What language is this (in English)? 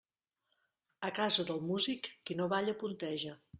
Catalan